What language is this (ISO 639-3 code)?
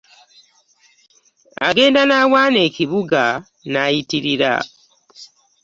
lug